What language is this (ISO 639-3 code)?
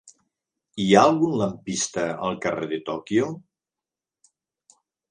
cat